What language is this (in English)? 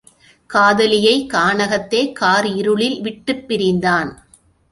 Tamil